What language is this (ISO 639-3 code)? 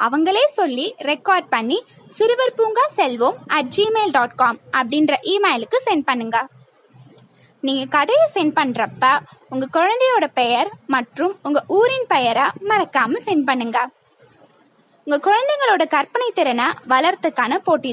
tam